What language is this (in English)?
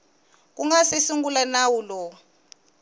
Tsonga